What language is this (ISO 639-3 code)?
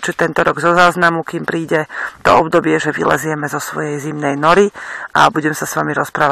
slk